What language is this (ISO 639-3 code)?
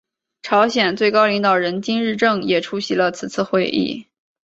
zho